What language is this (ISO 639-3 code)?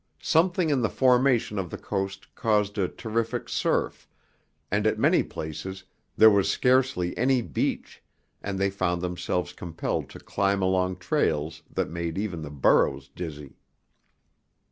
eng